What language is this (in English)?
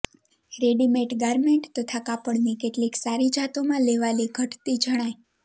Gujarati